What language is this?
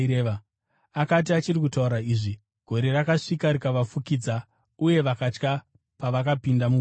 Shona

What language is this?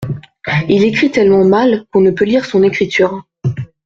French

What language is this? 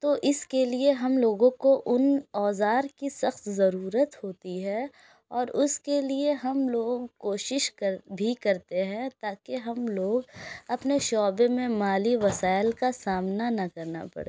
Urdu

